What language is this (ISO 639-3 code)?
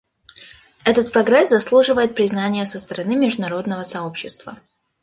rus